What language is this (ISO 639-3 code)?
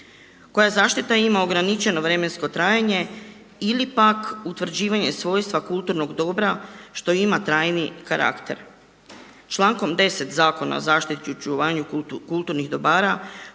hrv